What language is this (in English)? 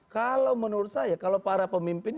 Indonesian